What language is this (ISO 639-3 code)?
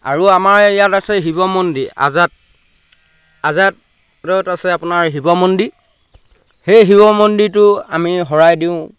asm